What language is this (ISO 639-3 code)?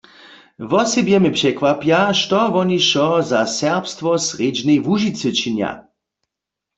hsb